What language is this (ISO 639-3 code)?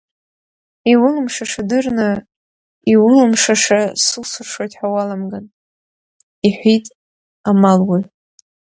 abk